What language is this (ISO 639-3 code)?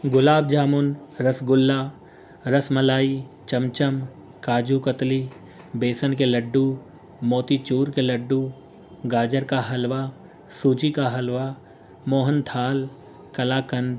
urd